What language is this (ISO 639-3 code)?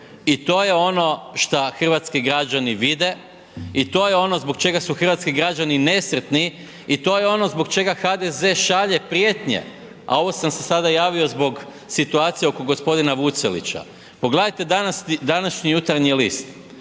hrv